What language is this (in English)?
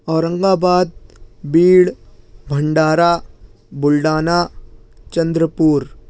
Urdu